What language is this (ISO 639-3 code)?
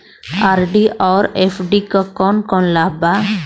bho